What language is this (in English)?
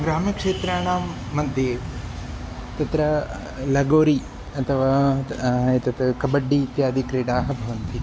Sanskrit